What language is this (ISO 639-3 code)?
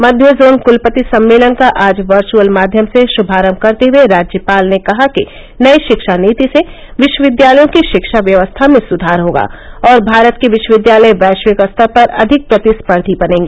hin